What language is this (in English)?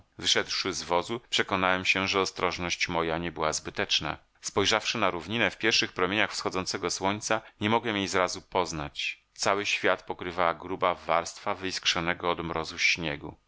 Polish